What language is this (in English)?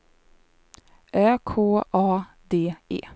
Swedish